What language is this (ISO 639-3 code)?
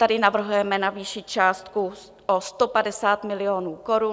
ces